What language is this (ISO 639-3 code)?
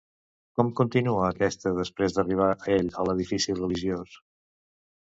cat